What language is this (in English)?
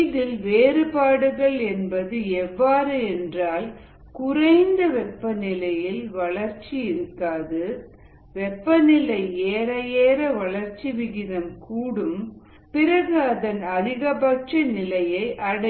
Tamil